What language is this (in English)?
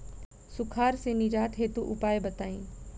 Bhojpuri